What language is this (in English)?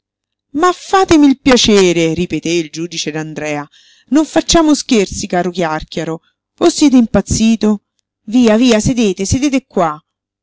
Italian